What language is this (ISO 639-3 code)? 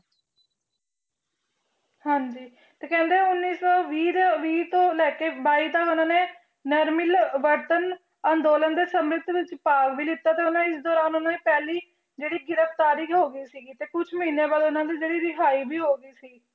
pan